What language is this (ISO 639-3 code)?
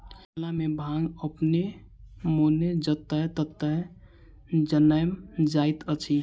mai